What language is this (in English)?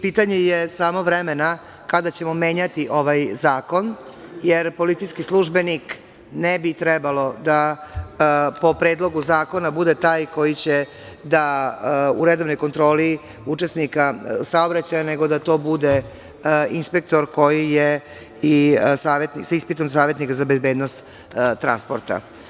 Serbian